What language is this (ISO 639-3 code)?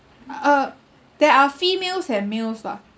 eng